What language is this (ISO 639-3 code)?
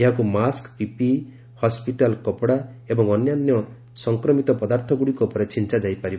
ori